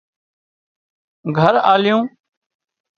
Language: Wadiyara Koli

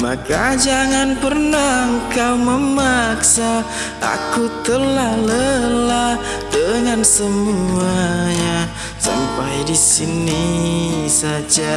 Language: Indonesian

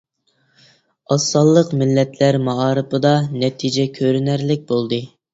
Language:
Uyghur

